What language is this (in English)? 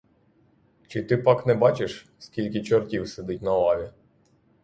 Ukrainian